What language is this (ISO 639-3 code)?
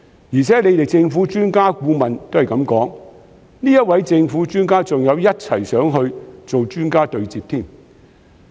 yue